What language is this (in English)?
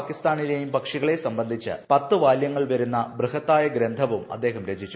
Malayalam